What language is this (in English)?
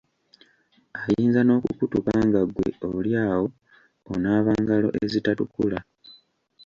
Ganda